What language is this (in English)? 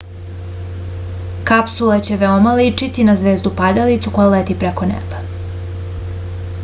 Serbian